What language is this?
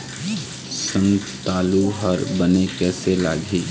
Chhattisgarhi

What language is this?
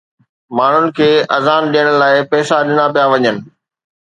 Sindhi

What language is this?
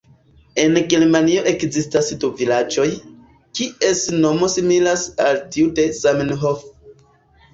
Esperanto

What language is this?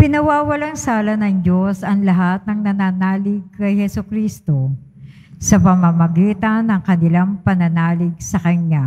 Filipino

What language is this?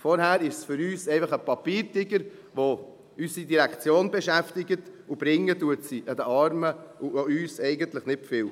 Swiss German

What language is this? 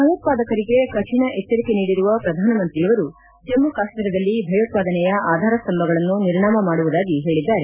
Kannada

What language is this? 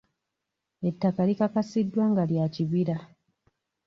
Ganda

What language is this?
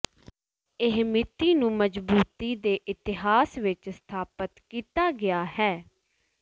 Punjabi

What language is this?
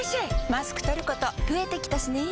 Japanese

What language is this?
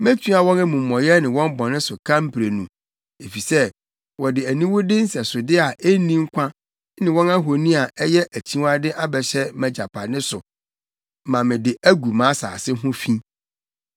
Akan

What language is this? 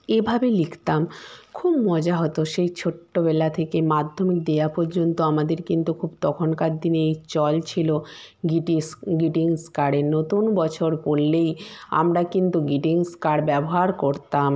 Bangla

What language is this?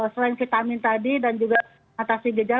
Indonesian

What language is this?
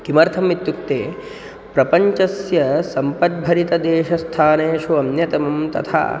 Sanskrit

